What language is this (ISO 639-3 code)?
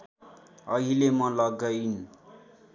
nep